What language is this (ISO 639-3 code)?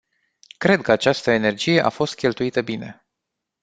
ron